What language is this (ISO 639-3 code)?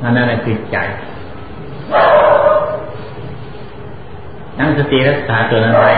tha